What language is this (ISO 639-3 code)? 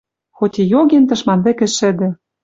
mrj